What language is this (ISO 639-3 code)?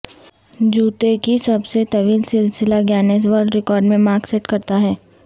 urd